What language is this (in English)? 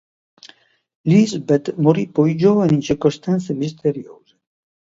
Italian